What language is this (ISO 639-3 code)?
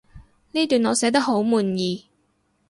yue